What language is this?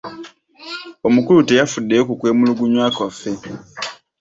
Ganda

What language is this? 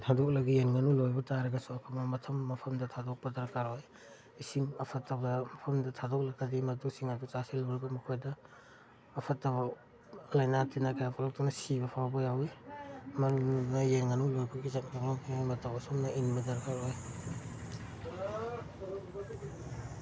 Manipuri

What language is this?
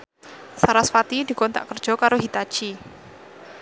Javanese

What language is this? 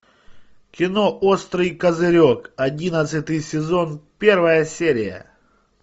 Russian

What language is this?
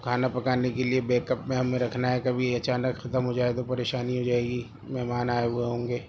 Urdu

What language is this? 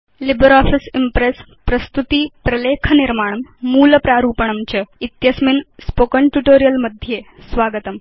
Sanskrit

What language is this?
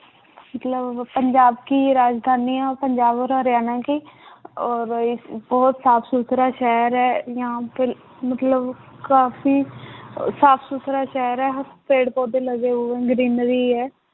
Punjabi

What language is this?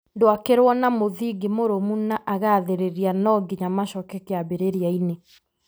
Kikuyu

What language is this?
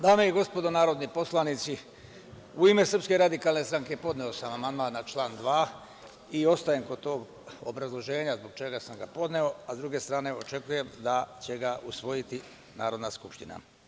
Serbian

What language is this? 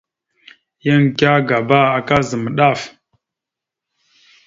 Mada (Cameroon)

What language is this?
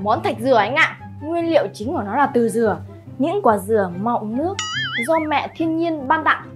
Vietnamese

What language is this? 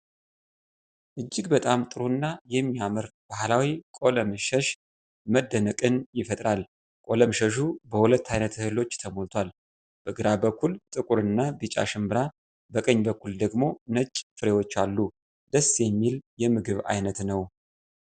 Amharic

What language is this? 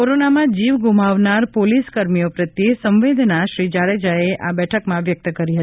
Gujarati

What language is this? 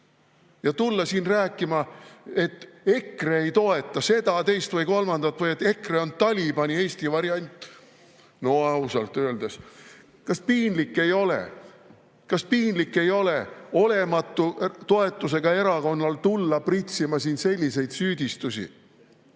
Estonian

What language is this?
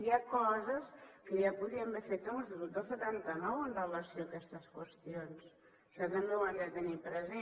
Catalan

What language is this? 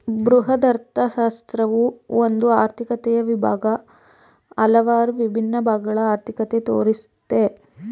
Kannada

